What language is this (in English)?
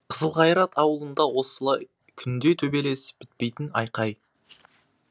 Kazakh